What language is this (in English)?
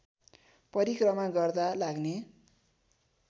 Nepali